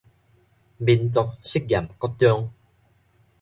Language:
Min Nan Chinese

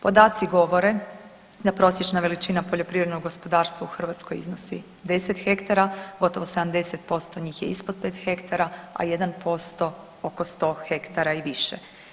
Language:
Croatian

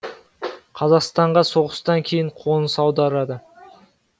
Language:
Kazakh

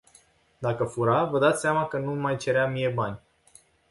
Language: Romanian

